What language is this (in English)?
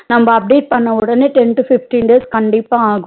Tamil